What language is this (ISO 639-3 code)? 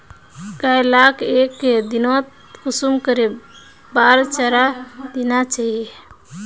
mag